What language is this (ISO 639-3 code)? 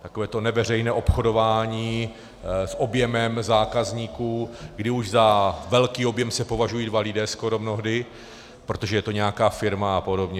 ces